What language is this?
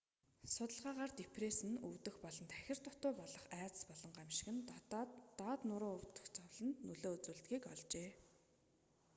Mongolian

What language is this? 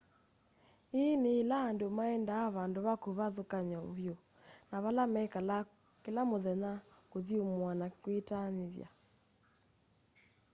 Kamba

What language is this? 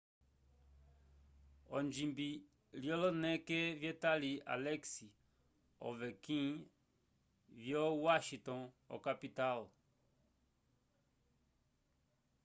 Umbundu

